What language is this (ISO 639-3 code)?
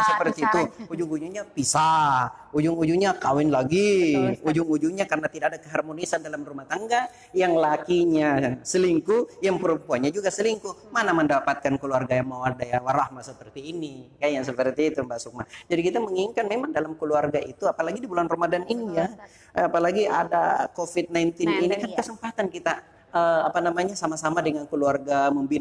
ind